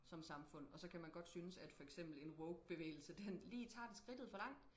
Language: Danish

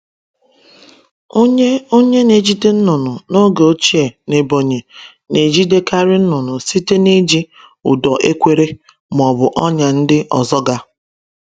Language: Igbo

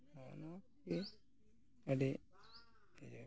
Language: Santali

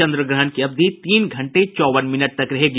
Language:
Hindi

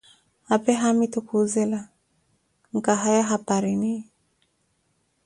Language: Koti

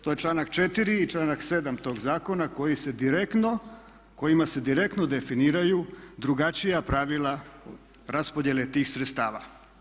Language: Croatian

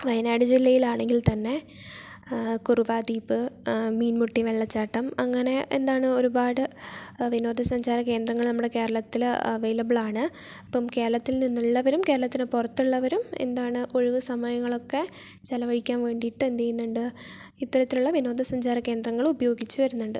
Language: Malayalam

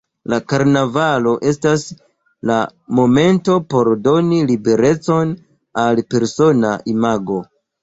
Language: Esperanto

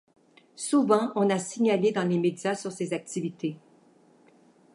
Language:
French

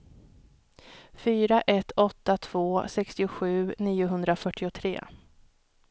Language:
Swedish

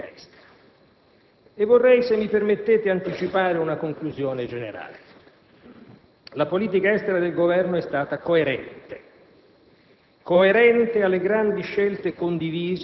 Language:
Italian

